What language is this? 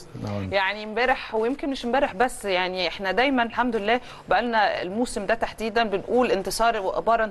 Arabic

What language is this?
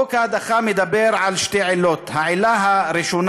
Hebrew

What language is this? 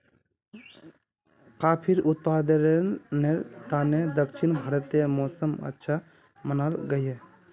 Magahi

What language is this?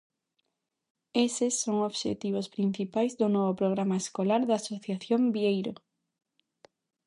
Galician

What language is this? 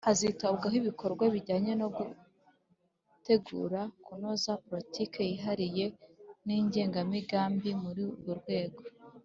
Kinyarwanda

